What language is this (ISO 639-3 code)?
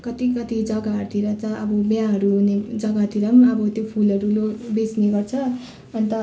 nep